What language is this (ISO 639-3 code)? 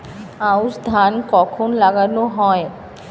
ben